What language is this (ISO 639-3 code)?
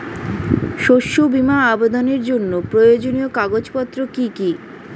ben